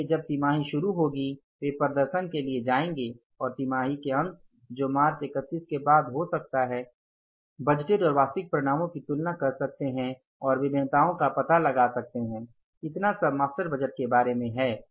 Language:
Hindi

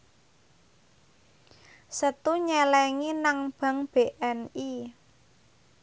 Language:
Javanese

